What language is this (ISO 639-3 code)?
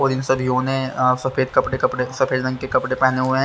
hin